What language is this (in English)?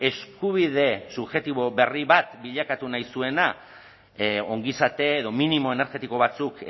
Basque